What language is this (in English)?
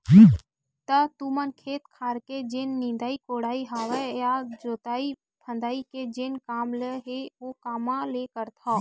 Chhattisgarhi